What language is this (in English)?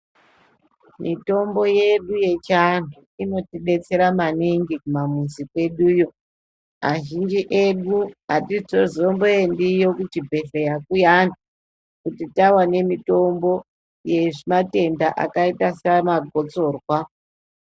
Ndau